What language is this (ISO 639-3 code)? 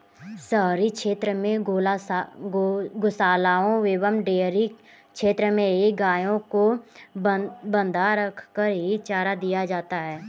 hin